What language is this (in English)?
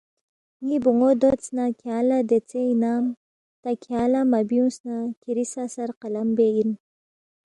Balti